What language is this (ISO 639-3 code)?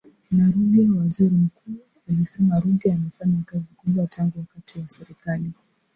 swa